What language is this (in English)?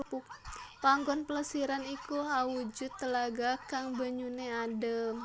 Javanese